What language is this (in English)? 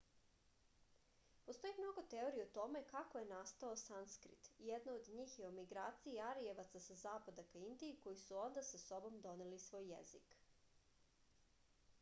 Serbian